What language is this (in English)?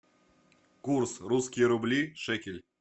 Russian